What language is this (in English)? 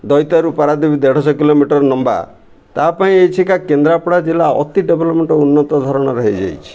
Odia